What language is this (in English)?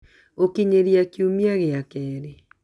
Kikuyu